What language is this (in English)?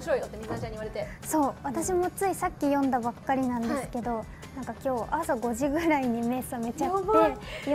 Japanese